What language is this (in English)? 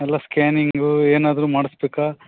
Kannada